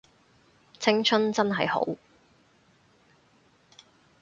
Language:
Cantonese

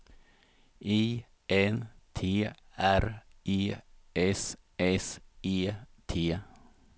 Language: Swedish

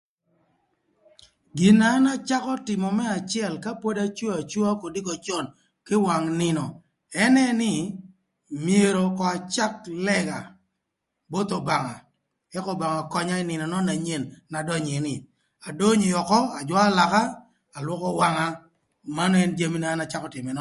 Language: Thur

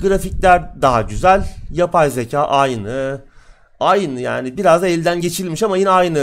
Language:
Turkish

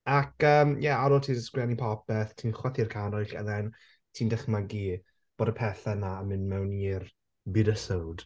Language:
Welsh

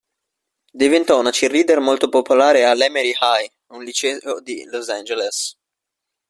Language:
Italian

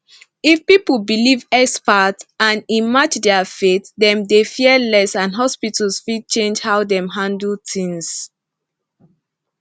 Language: Nigerian Pidgin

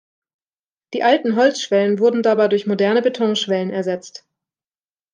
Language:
German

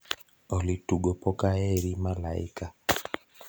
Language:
Luo (Kenya and Tanzania)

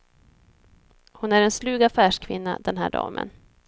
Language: Swedish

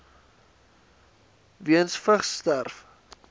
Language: Afrikaans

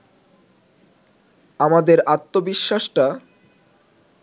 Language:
Bangla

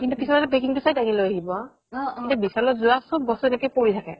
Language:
Assamese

